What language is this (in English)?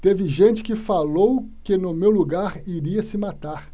Portuguese